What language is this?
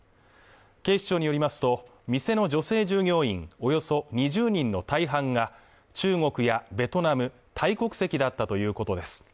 Japanese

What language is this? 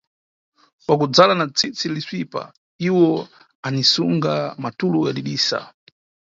Nyungwe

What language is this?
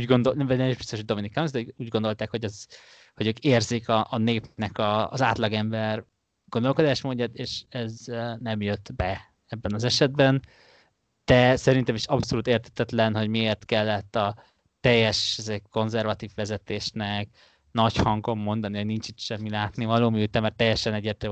Hungarian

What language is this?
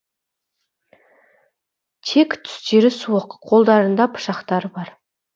Kazakh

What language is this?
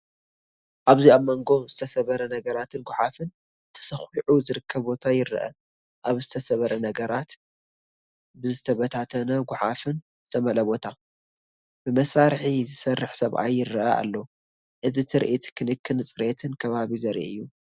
Tigrinya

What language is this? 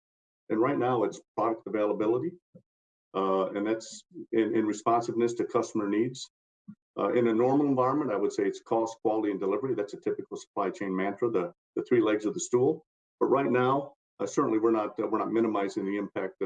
English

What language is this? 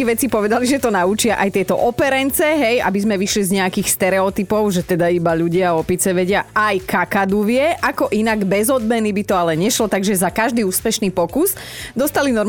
Slovak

